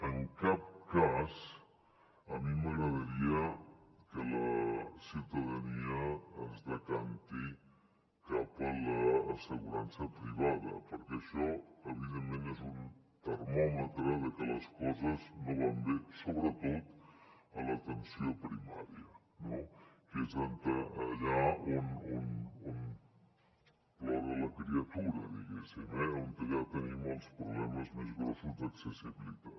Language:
Catalan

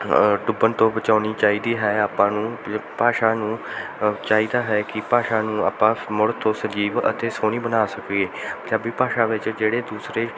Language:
Punjabi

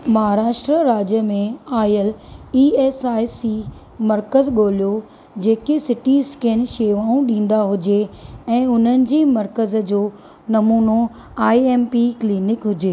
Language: Sindhi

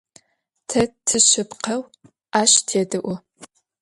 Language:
Adyghe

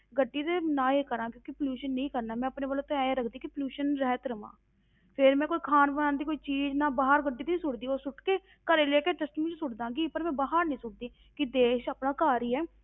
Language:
Punjabi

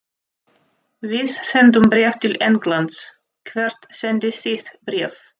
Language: Icelandic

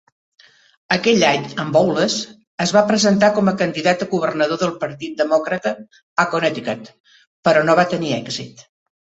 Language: Catalan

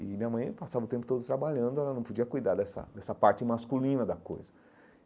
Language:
Portuguese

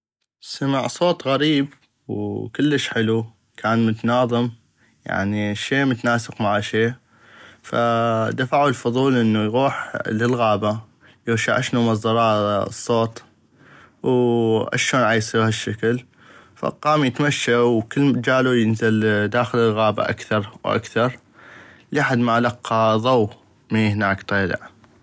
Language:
North Mesopotamian Arabic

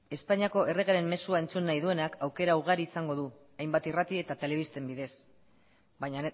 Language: Basque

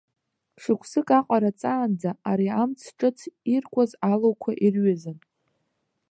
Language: Abkhazian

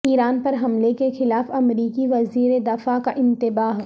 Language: Urdu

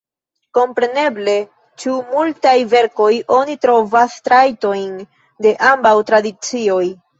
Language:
Esperanto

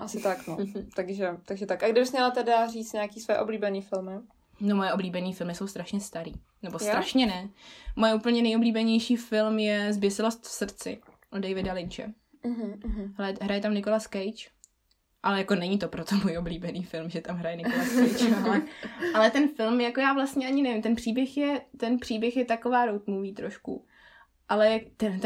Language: Czech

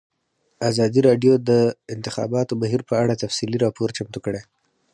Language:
Pashto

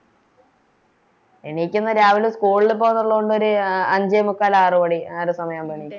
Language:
Malayalam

